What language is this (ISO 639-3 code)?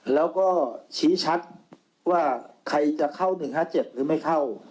tha